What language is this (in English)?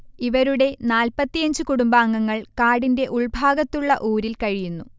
Malayalam